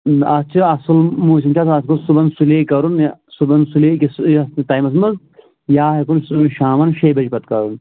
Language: Kashmiri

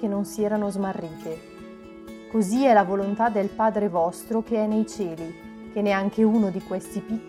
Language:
Italian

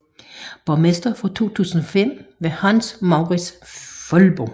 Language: Danish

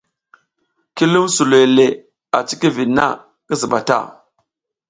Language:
South Giziga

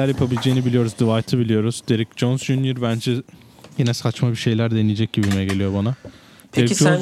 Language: Turkish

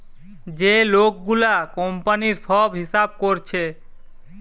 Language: Bangla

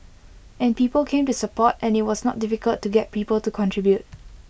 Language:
English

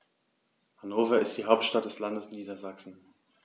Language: German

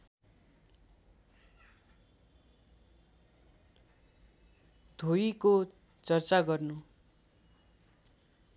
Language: Nepali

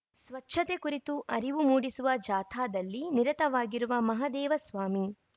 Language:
Kannada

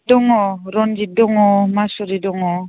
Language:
Bodo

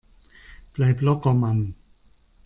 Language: German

